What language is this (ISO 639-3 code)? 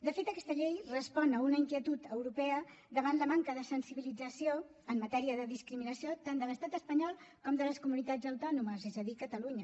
cat